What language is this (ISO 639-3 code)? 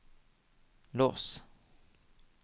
nor